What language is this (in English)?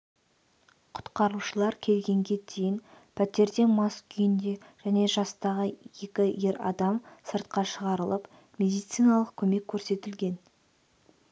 Kazakh